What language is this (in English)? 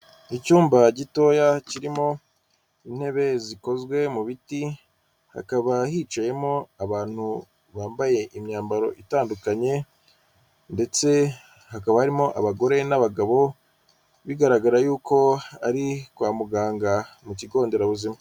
Kinyarwanda